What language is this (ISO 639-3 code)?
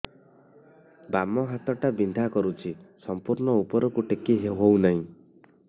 ori